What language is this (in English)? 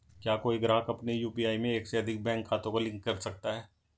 Hindi